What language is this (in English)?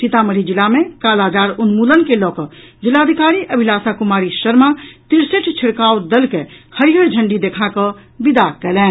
Maithili